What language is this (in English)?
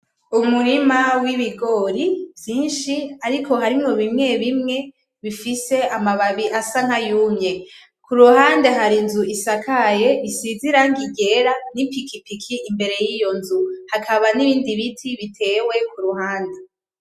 Rundi